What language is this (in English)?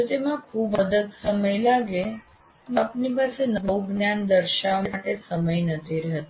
Gujarati